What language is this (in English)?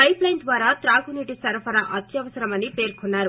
Telugu